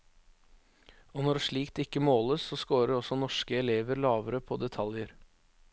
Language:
Norwegian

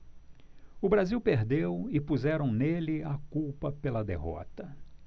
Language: Portuguese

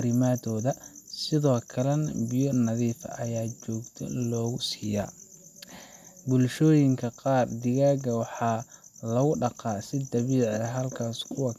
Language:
Somali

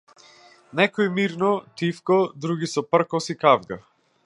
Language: Macedonian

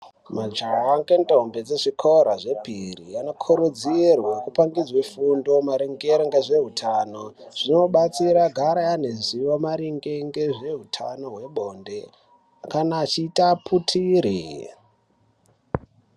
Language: Ndau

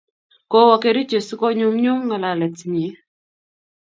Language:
Kalenjin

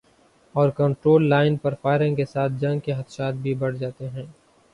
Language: Urdu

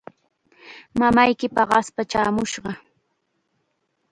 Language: Chiquián Ancash Quechua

